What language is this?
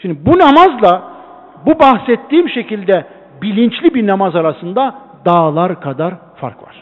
Turkish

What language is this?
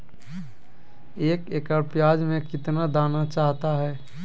Magahi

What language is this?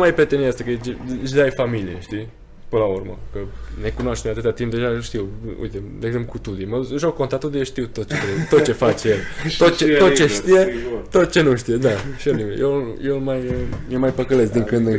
Romanian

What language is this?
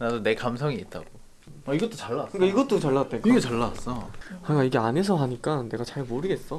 Korean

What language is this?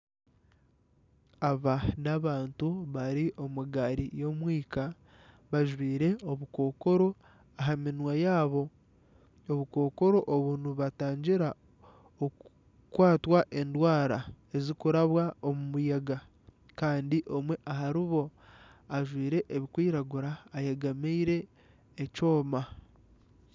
Nyankole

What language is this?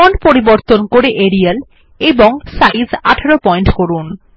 Bangla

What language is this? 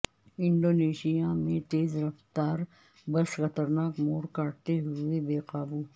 Urdu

